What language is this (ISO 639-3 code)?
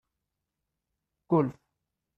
fas